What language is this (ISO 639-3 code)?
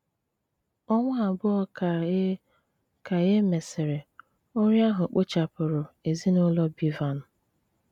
ibo